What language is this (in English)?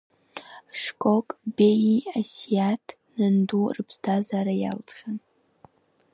Abkhazian